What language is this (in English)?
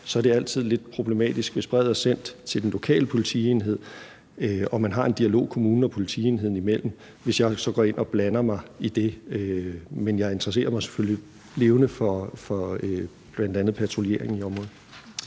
Danish